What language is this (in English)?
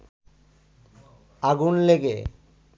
Bangla